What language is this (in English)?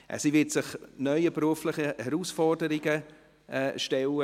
Swiss German